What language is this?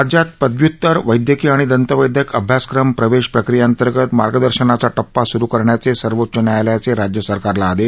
Marathi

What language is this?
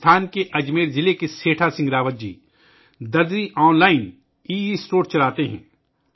Urdu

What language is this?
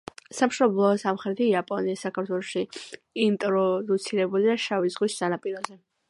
Georgian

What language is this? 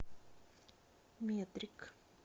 Russian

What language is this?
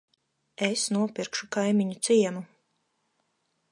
Latvian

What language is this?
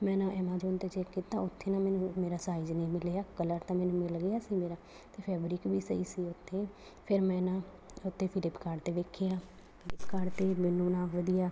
Punjabi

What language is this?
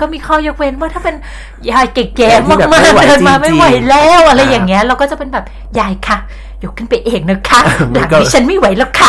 Thai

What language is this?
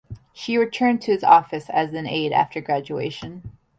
English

